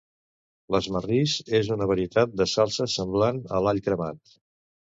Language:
Catalan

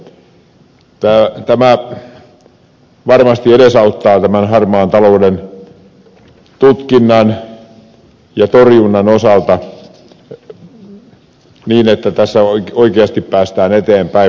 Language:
Finnish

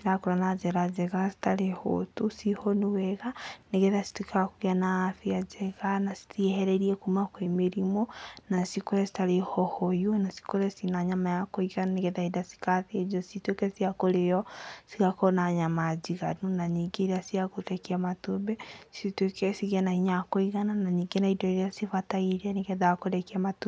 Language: Kikuyu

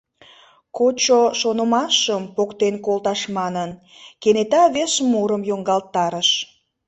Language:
Mari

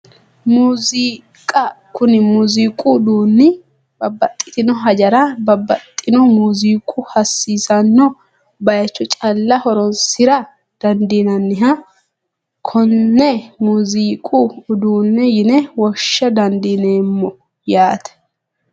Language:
Sidamo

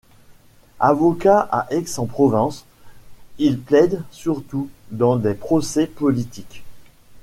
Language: French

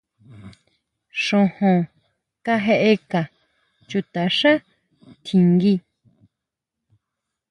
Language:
Huautla Mazatec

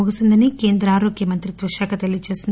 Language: Telugu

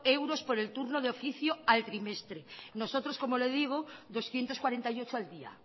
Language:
Spanish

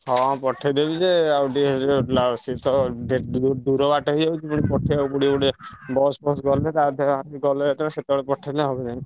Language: Odia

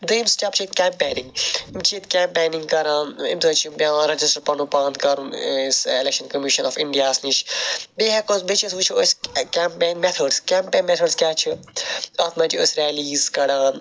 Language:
Kashmiri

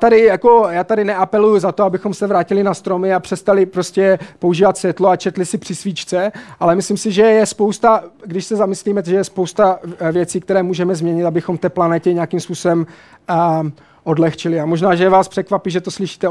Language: Czech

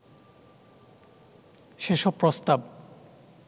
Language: Bangla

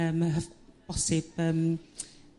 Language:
Welsh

